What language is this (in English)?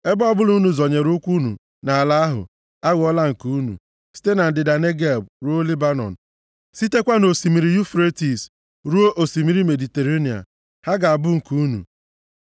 Igbo